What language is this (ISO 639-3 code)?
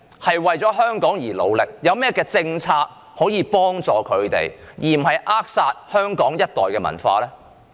yue